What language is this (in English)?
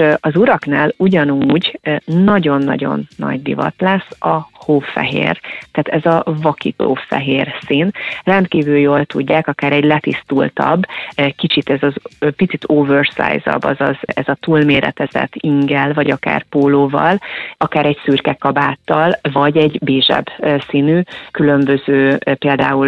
Hungarian